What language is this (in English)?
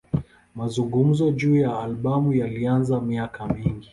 Swahili